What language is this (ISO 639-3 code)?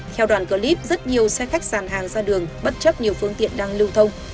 vie